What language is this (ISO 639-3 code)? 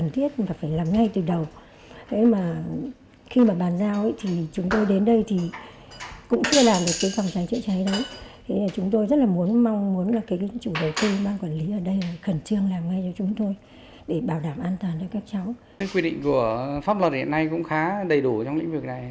vie